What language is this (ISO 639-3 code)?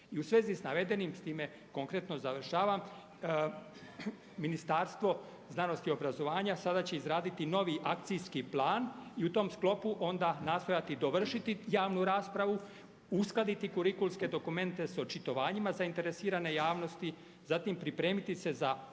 hrv